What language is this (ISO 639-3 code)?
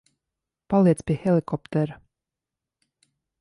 lav